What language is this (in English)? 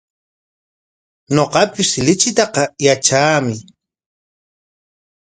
Corongo Ancash Quechua